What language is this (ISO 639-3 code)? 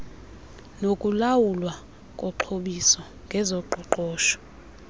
xho